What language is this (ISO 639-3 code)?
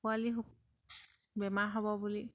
asm